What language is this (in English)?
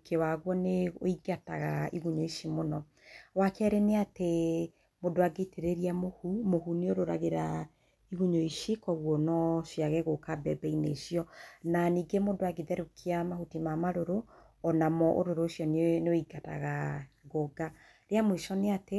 Kikuyu